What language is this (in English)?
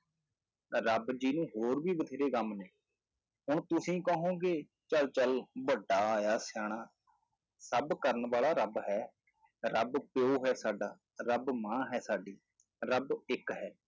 Punjabi